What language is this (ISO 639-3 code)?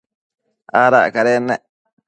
mcf